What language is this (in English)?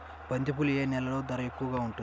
Telugu